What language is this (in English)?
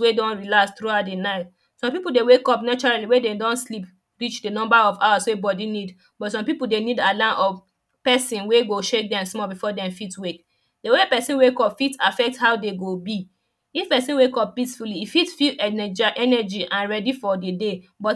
Nigerian Pidgin